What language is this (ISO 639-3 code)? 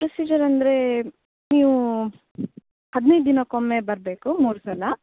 kan